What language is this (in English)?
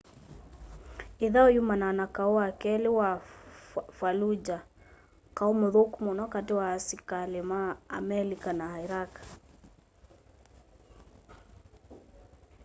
Kamba